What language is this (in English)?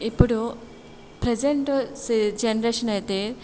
Telugu